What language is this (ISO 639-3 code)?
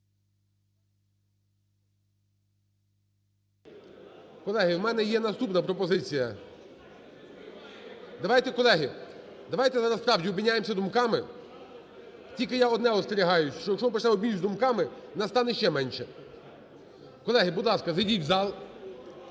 ukr